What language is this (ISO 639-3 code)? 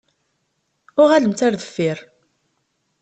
kab